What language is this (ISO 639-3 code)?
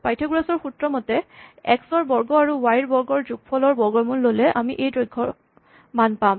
asm